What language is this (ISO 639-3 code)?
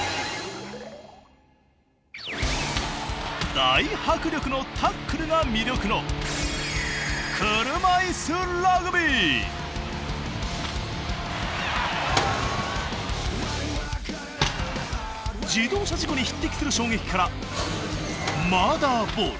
jpn